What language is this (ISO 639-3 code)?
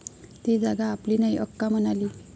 mar